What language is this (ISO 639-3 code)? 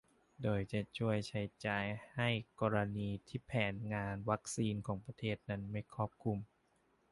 tha